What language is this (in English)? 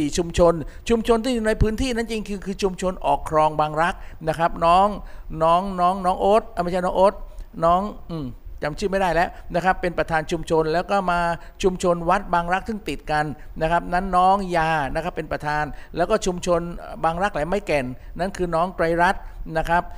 Thai